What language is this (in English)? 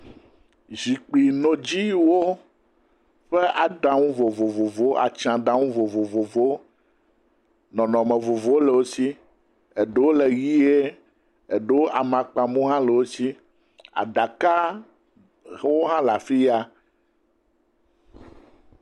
Ewe